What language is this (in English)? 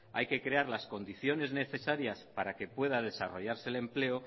Spanish